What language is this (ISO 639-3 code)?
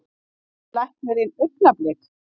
isl